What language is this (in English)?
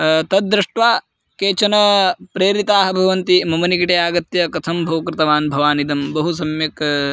Sanskrit